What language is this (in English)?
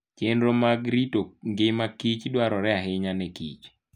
Luo (Kenya and Tanzania)